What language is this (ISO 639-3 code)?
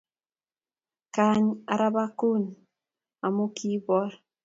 kln